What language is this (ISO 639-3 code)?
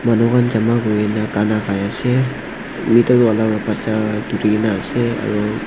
nag